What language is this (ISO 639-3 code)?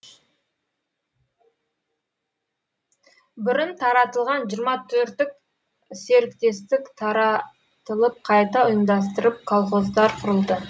kaz